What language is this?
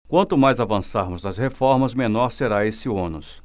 Portuguese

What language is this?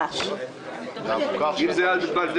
Hebrew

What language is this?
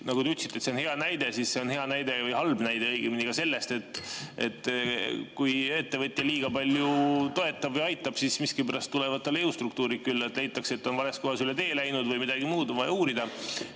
Estonian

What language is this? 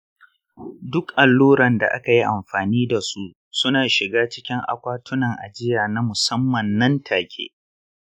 Hausa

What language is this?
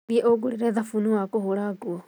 Kikuyu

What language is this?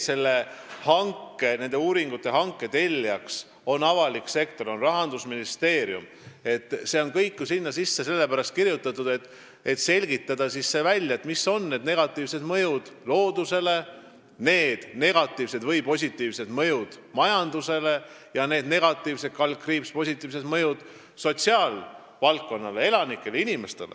Estonian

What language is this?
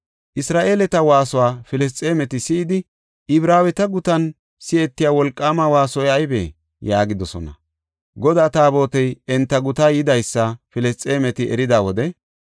Gofa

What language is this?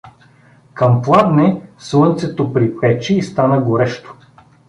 Bulgarian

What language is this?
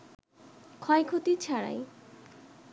Bangla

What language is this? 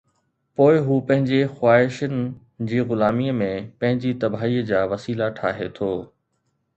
Sindhi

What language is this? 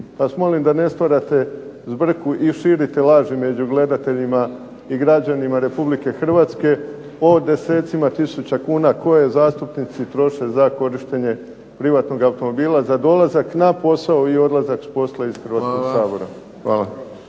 Croatian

